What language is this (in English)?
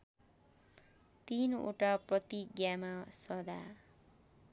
Nepali